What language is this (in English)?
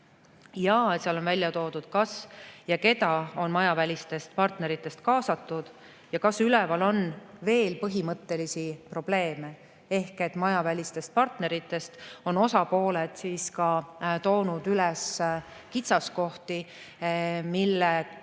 Estonian